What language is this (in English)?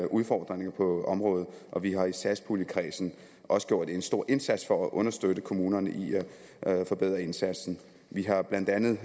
Danish